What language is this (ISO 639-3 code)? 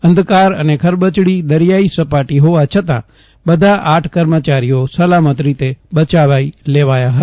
guj